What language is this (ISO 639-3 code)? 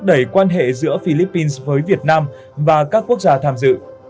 vie